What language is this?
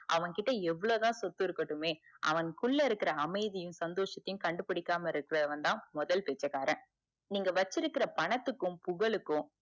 Tamil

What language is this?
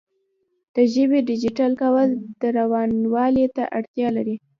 Pashto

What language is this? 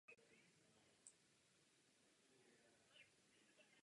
Czech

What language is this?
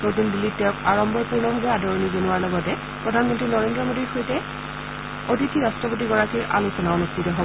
Assamese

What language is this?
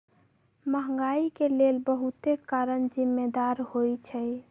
Magahi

